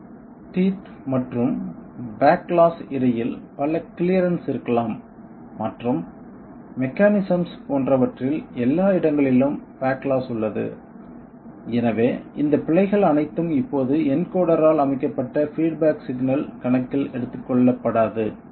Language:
Tamil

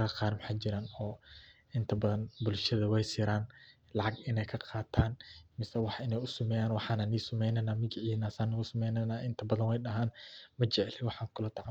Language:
Somali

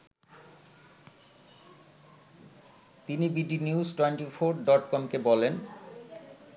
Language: Bangla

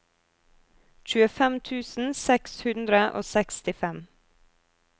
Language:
Norwegian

